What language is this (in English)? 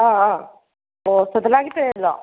Manipuri